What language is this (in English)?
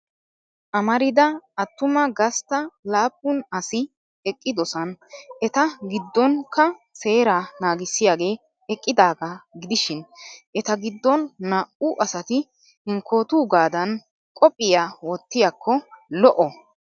Wolaytta